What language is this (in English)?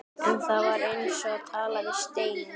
Icelandic